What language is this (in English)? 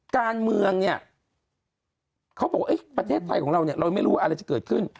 Thai